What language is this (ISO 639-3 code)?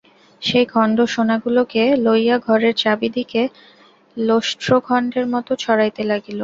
ben